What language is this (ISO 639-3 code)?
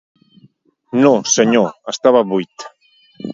cat